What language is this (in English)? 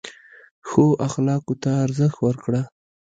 Pashto